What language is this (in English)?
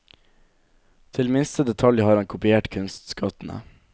Norwegian